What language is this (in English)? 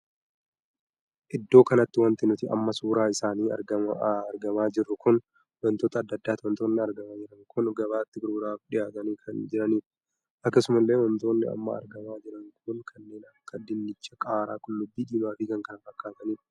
Oromo